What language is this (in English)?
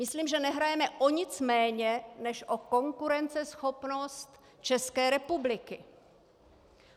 Czech